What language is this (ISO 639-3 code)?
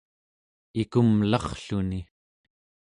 esu